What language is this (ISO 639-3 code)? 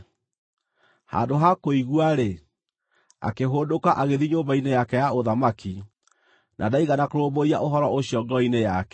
kik